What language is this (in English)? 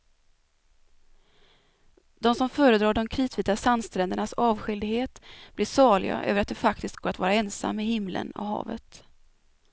Swedish